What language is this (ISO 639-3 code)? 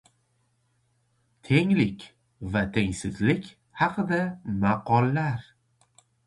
uzb